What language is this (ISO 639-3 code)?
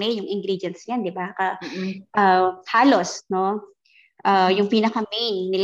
fil